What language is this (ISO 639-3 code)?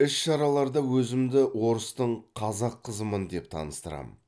kaz